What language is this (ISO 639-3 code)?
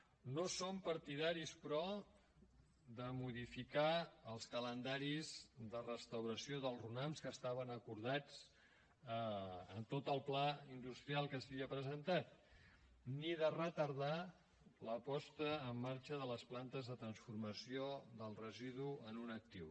cat